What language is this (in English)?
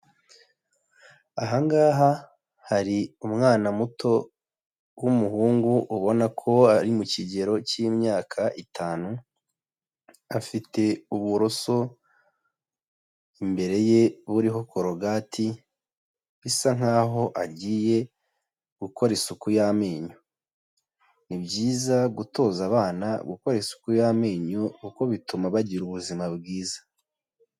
Kinyarwanda